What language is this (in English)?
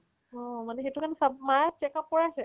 Assamese